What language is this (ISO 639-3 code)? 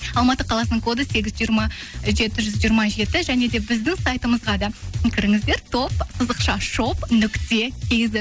kaz